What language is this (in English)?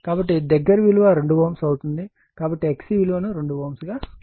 Telugu